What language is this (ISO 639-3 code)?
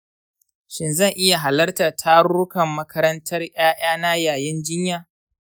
hau